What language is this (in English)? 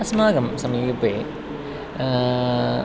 Sanskrit